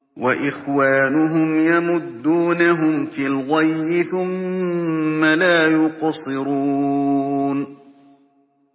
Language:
Arabic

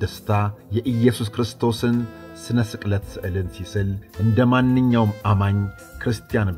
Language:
Arabic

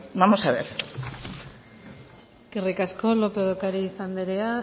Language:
Basque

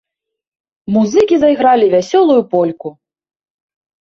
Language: Belarusian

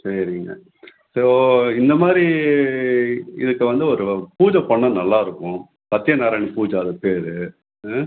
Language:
Tamil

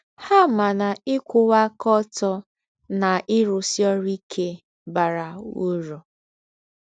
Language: Igbo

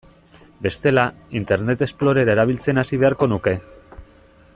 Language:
Basque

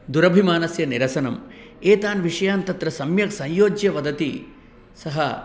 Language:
Sanskrit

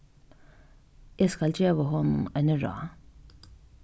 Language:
Faroese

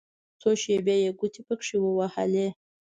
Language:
Pashto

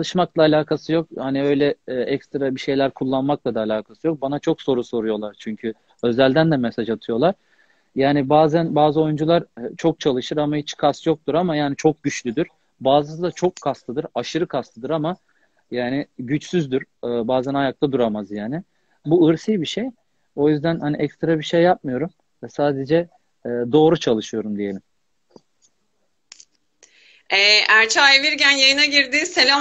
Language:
Turkish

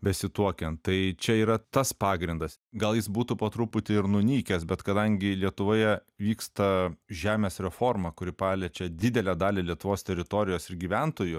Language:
Lithuanian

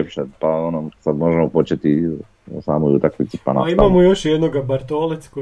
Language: Croatian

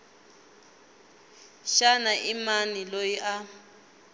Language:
Tsonga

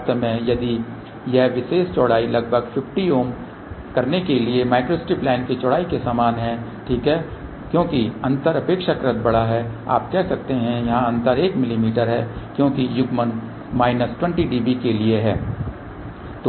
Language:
Hindi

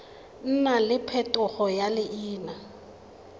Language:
Tswana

